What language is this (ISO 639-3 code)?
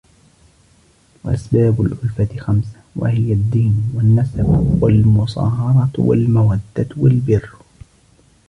ara